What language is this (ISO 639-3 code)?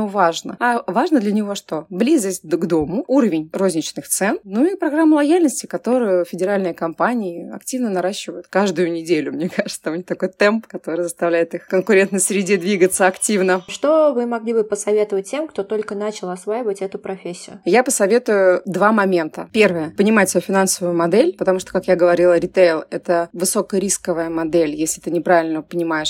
rus